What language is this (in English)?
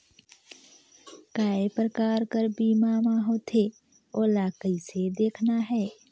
Chhattisgarhi